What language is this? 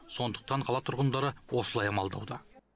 Kazakh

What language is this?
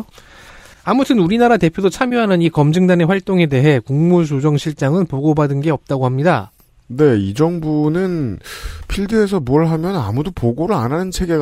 Korean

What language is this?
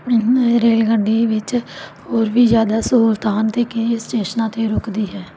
Punjabi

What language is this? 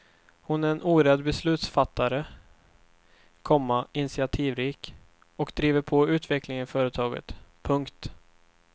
Swedish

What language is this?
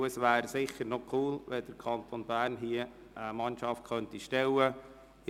Swiss German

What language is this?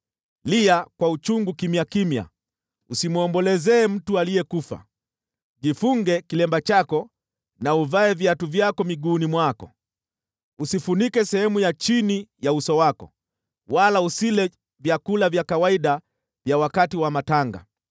Swahili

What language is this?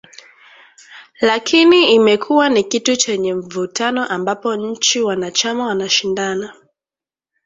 Swahili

